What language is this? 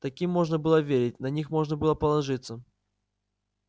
Russian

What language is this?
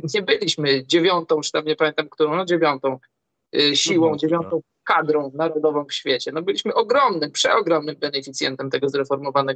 Polish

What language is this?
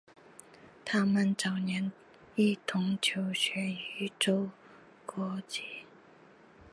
Chinese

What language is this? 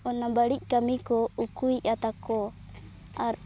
Santali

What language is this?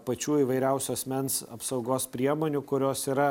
Lithuanian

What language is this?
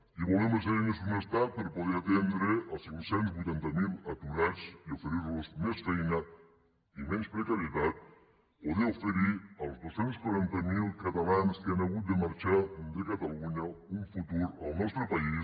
Catalan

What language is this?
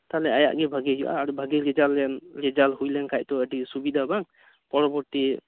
Santali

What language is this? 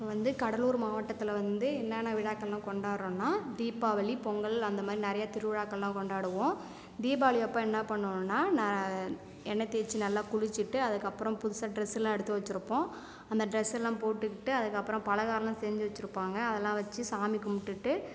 Tamil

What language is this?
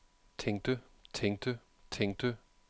Danish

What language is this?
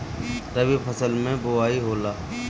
Bhojpuri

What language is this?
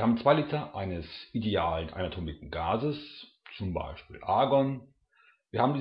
German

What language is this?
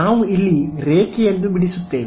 Kannada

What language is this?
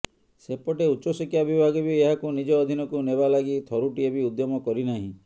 Odia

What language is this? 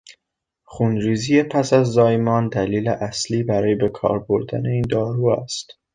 Persian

